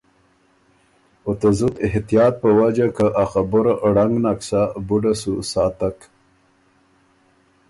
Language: Ormuri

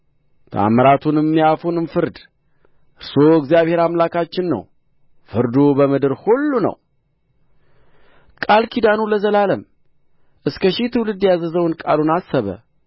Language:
Amharic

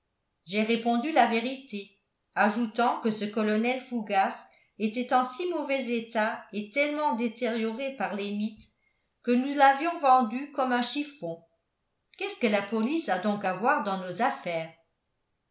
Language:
French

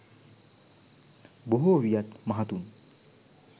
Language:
Sinhala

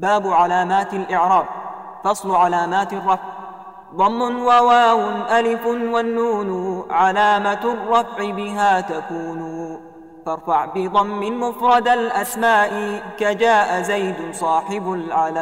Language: Arabic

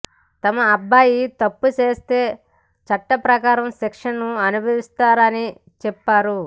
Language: Telugu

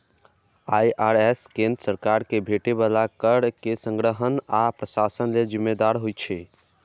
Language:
Maithili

